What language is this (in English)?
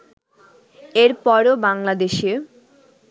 Bangla